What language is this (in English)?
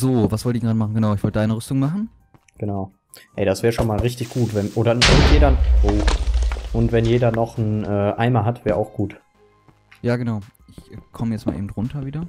German